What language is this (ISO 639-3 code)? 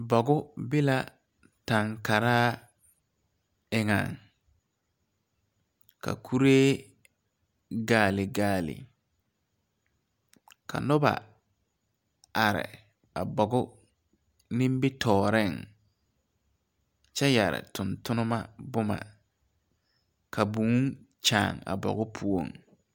dga